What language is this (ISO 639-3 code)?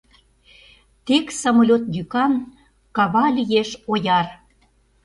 chm